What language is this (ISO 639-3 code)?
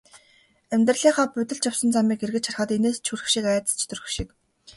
mon